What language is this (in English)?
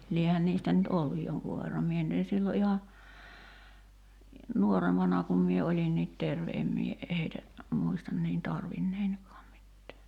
Finnish